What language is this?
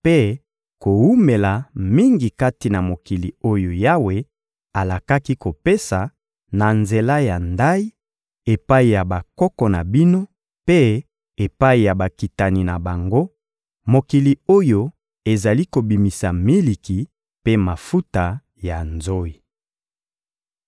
Lingala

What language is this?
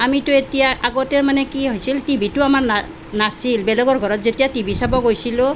Assamese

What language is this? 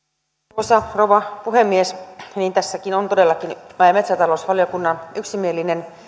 Finnish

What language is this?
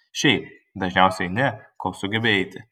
Lithuanian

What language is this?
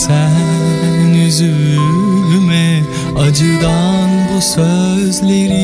Turkish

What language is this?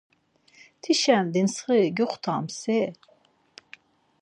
Laz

